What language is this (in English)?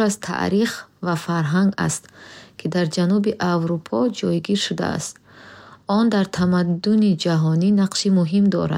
Bukharic